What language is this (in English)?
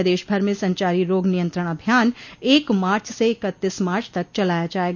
Hindi